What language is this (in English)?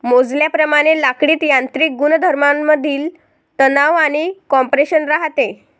Marathi